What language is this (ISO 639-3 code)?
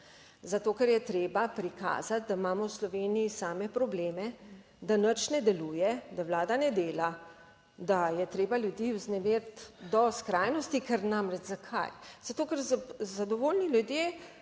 slv